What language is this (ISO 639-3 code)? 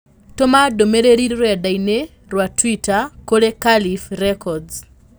kik